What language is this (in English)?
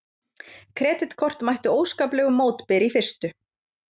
Icelandic